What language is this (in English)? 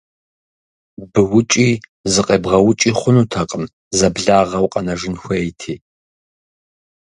Kabardian